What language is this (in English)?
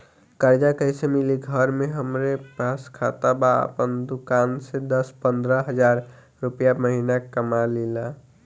Bhojpuri